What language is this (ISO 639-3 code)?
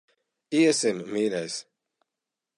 lav